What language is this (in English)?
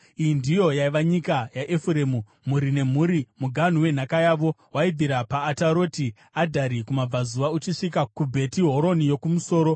Shona